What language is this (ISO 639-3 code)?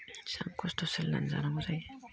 brx